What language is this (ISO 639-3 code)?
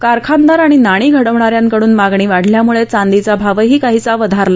mar